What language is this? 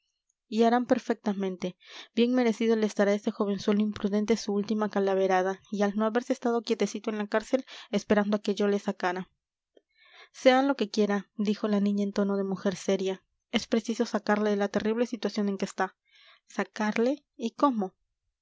Spanish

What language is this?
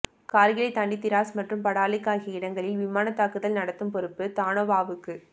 Tamil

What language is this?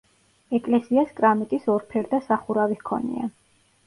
Georgian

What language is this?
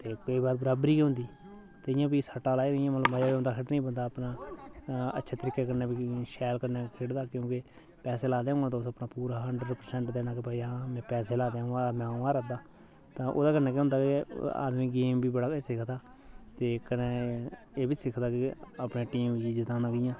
Dogri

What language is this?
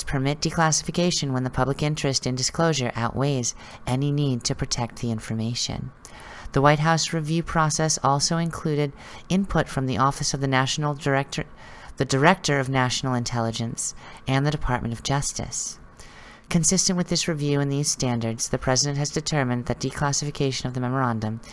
English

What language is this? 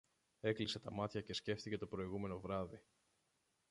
Greek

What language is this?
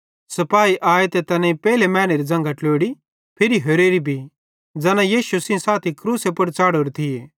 Bhadrawahi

